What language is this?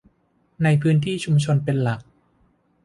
Thai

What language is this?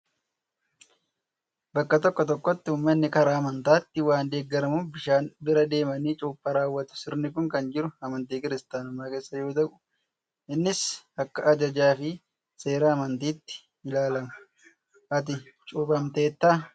Oromo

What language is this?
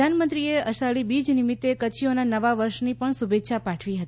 Gujarati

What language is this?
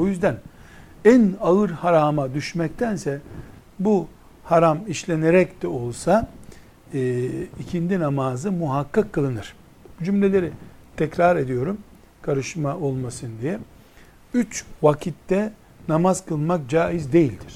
Turkish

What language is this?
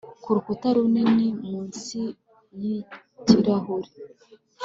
Kinyarwanda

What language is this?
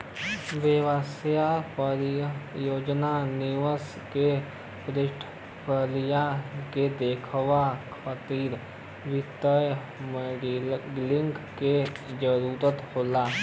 Bhojpuri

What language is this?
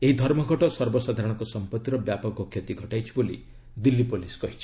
Odia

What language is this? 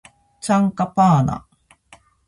Japanese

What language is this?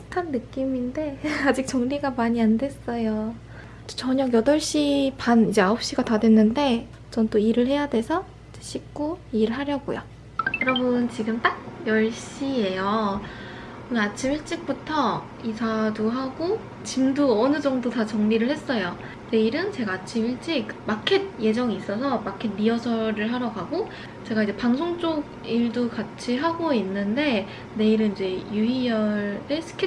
Korean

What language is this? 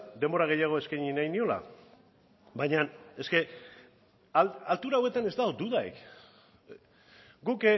Basque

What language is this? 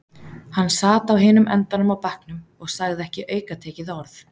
Icelandic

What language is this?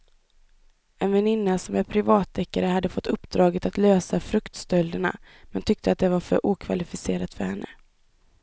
Swedish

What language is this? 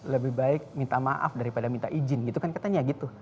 Indonesian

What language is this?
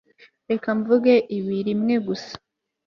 Kinyarwanda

